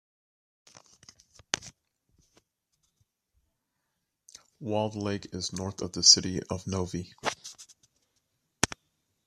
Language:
English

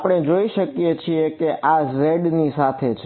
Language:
Gujarati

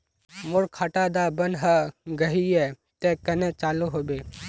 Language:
Magahi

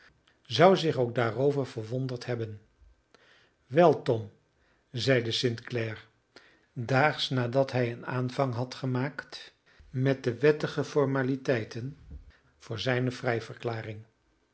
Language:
Dutch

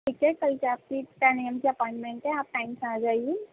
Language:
Urdu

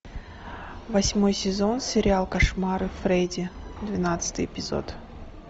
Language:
Russian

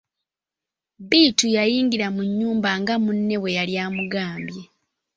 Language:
Ganda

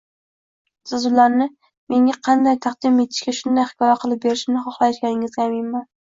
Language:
Uzbek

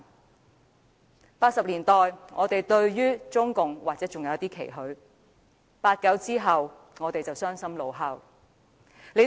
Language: Cantonese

